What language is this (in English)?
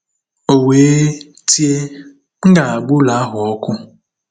Igbo